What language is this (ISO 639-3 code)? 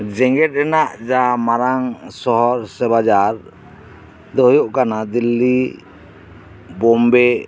sat